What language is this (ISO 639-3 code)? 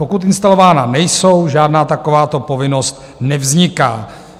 ces